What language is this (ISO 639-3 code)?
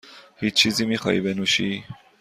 fas